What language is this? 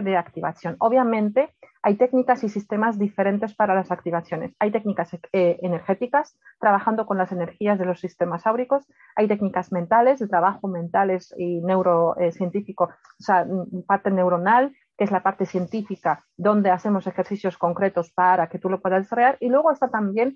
Spanish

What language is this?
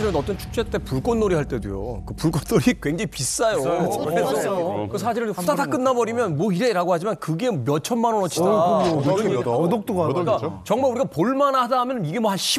Korean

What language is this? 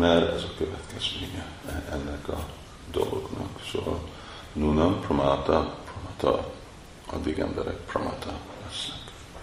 Hungarian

